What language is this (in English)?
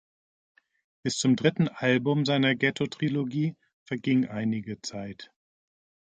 German